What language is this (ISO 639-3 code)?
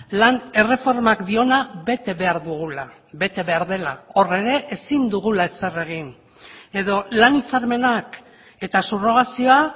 eus